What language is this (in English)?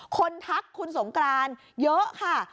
Thai